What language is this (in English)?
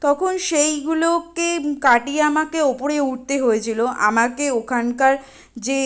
Bangla